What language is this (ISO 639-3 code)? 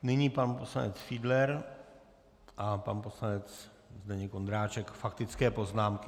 ces